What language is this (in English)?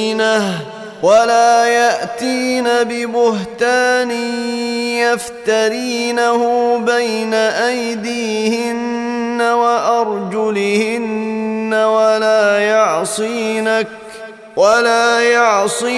Arabic